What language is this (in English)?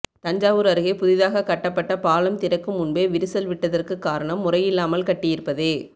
Tamil